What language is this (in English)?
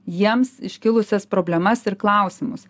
Lithuanian